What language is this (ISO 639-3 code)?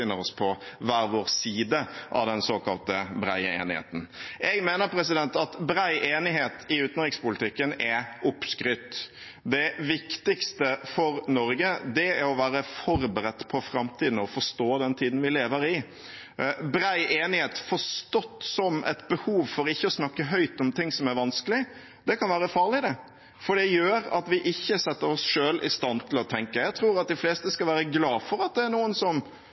nob